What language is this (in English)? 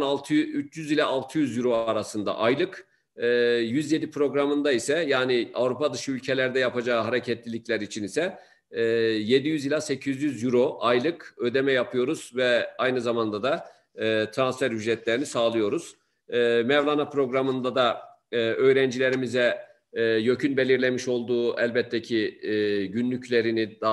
Turkish